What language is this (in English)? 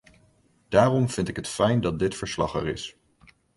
Dutch